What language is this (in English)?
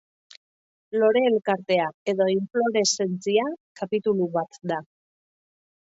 Basque